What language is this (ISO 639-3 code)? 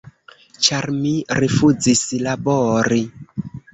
epo